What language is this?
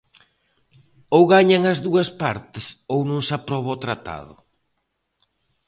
Galician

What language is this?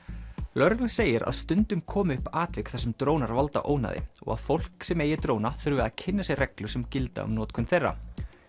Icelandic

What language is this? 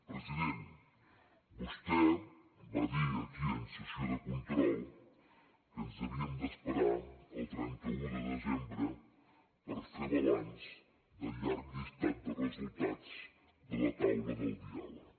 Catalan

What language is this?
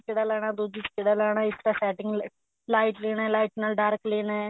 Punjabi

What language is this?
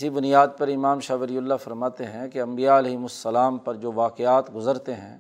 Urdu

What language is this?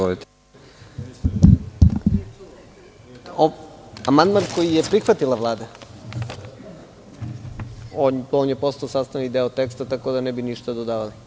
Serbian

